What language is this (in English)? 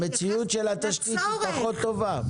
Hebrew